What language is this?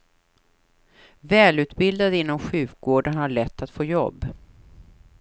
Swedish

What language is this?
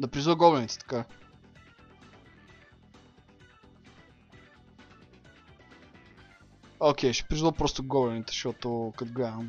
Bulgarian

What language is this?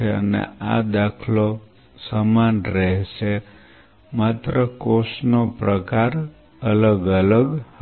Gujarati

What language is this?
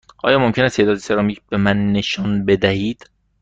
Persian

